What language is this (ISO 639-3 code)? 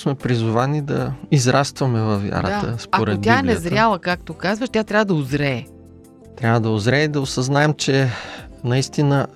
bul